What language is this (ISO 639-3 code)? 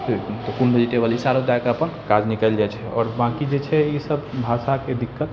mai